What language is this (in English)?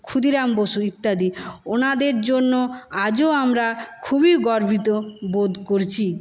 Bangla